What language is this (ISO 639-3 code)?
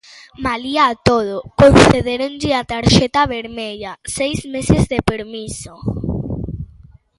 glg